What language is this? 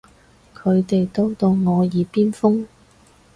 Cantonese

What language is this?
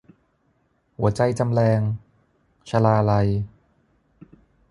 Thai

